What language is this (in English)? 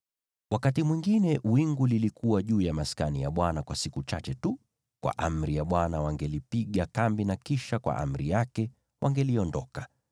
Swahili